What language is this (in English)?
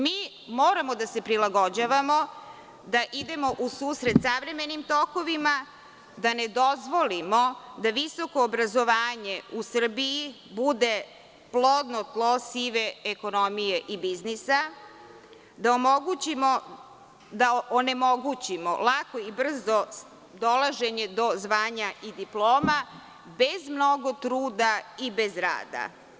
Serbian